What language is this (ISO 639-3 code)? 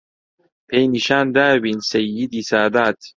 ckb